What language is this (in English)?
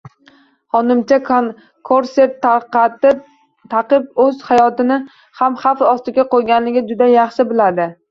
Uzbek